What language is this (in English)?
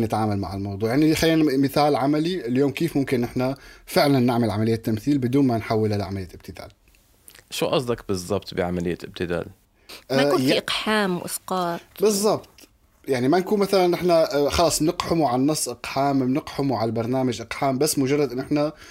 Arabic